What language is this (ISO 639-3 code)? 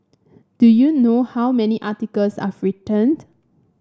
eng